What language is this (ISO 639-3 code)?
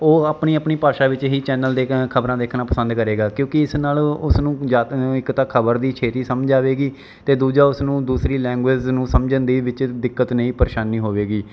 pan